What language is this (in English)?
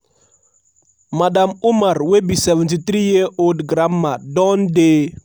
Nigerian Pidgin